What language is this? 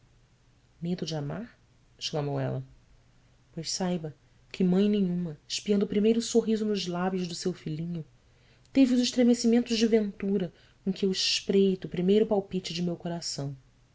Portuguese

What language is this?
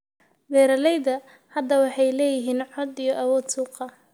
Somali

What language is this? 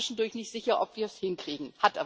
German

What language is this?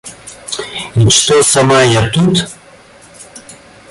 Russian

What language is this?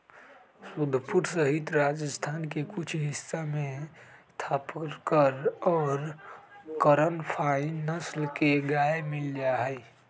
Magahi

